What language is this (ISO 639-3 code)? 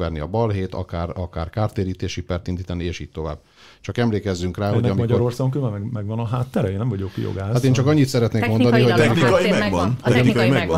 hun